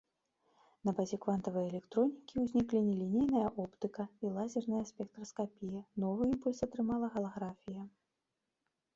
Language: Belarusian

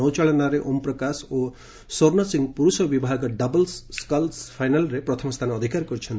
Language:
Odia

